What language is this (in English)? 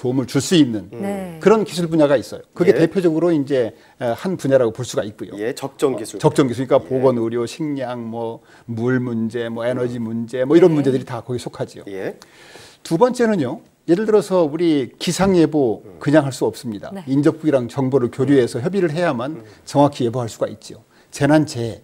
Korean